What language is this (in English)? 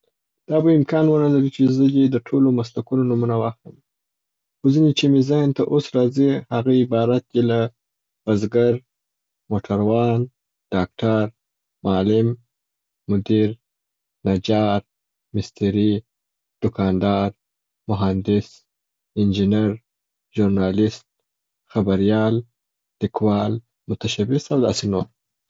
Southern Pashto